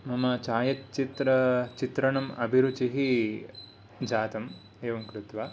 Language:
Sanskrit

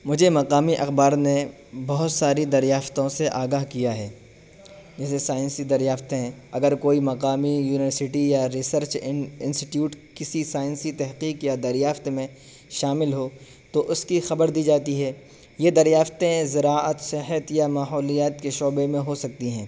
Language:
Urdu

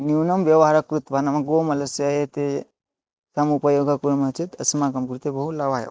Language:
Sanskrit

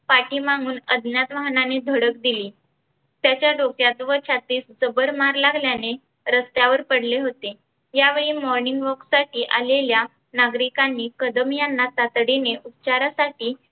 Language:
Marathi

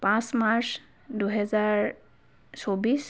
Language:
Assamese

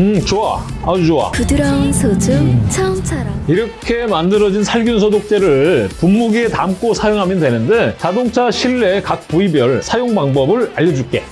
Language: Korean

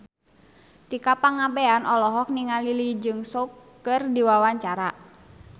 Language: Sundanese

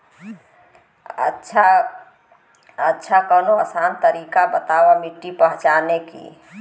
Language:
Bhojpuri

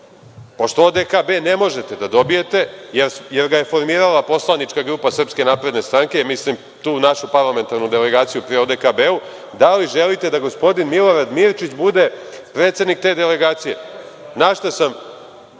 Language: Serbian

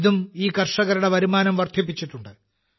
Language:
Malayalam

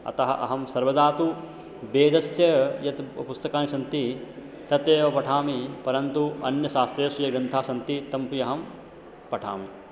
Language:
Sanskrit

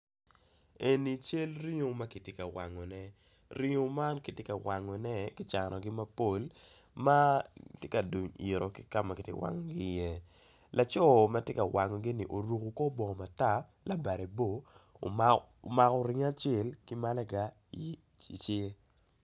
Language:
Acoli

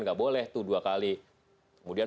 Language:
Indonesian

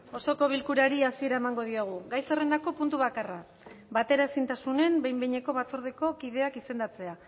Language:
Basque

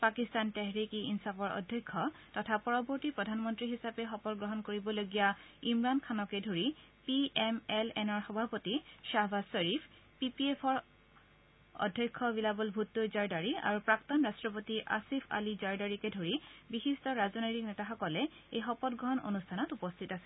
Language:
Assamese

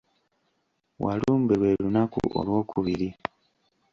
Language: Ganda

